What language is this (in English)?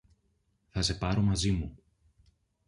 Greek